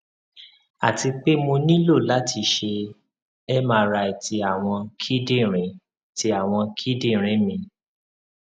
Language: Yoruba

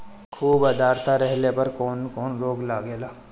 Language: Bhojpuri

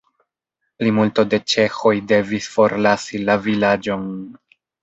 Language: Esperanto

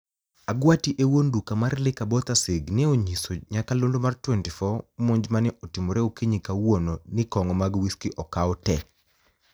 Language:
Luo (Kenya and Tanzania)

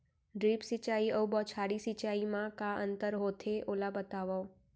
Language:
Chhattisgarhi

